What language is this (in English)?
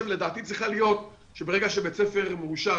Hebrew